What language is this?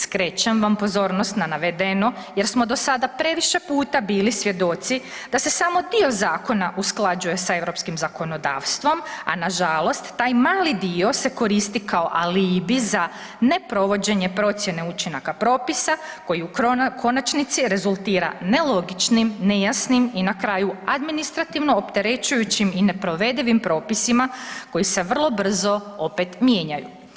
Croatian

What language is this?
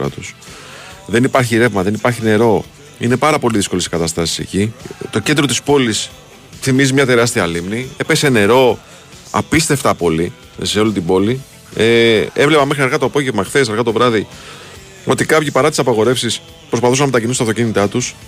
Greek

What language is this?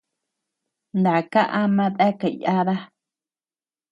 Tepeuxila Cuicatec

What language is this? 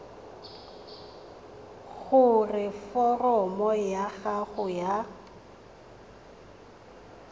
Tswana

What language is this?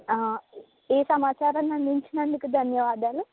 Telugu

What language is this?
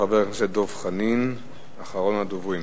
Hebrew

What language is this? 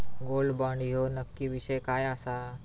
Marathi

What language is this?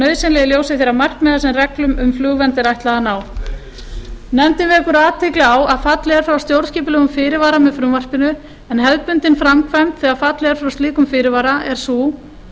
Icelandic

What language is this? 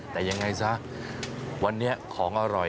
Thai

